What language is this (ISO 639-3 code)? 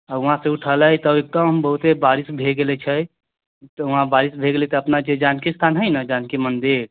mai